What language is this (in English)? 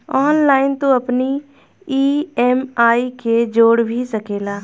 Bhojpuri